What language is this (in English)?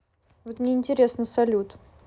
Russian